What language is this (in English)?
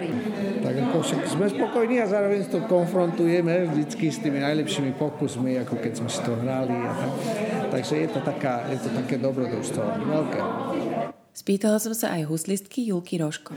Slovak